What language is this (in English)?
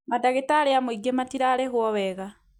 Kikuyu